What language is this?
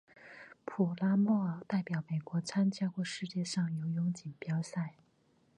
Chinese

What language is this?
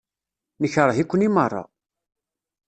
Kabyle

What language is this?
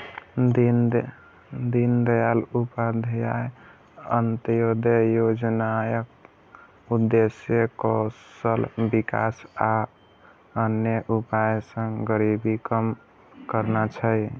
Maithili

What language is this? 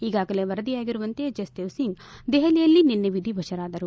Kannada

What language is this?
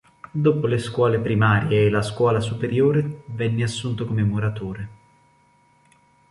Italian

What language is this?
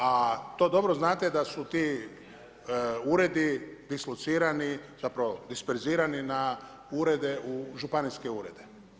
Croatian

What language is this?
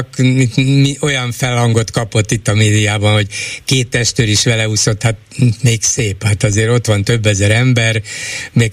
Hungarian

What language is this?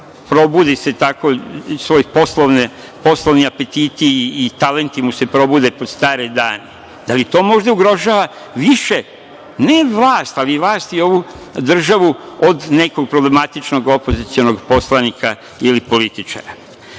Serbian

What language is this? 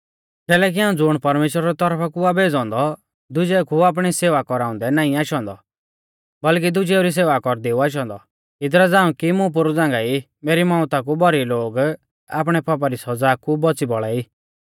Mahasu Pahari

